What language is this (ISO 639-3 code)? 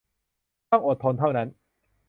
tha